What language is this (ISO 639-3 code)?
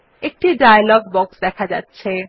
ben